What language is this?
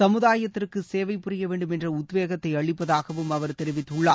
Tamil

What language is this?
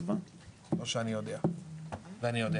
Hebrew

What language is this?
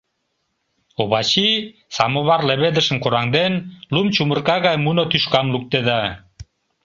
Mari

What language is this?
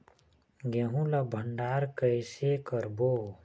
Chhattisgarhi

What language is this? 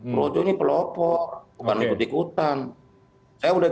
Indonesian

